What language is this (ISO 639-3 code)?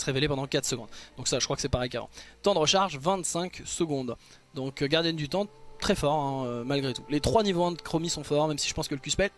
fra